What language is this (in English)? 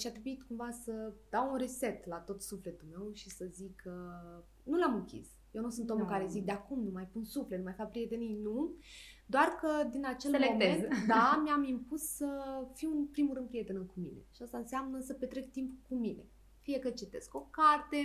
Romanian